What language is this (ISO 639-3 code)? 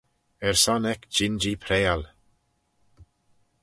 glv